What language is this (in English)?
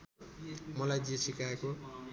Nepali